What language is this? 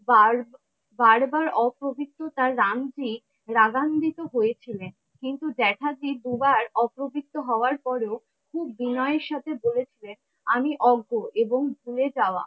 Bangla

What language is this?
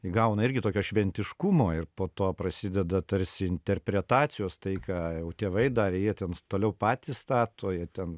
Lithuanian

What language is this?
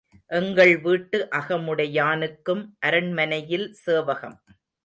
Tamil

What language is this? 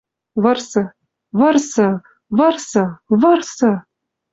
Western Mari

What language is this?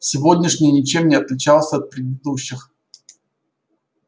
Russian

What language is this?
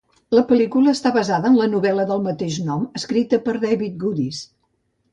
Catalan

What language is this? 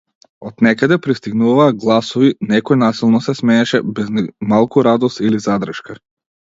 Macedonian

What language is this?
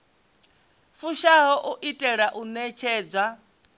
Venda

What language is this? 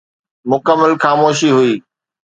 Sindhi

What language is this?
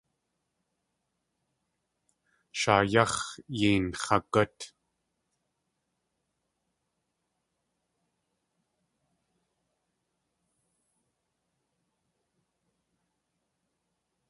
Tlingit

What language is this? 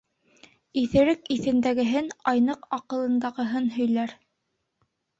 Bashkir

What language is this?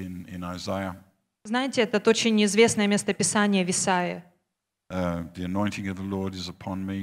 Russian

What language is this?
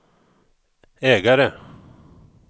Swedish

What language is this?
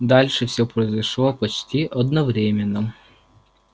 Russian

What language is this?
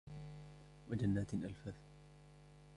Arabic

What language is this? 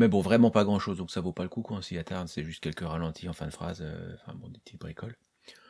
French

